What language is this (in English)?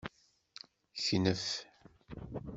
Kabyle